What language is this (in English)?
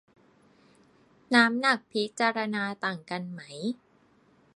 Thai